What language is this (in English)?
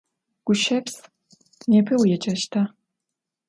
Adyghe